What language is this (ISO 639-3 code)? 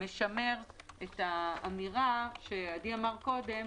heb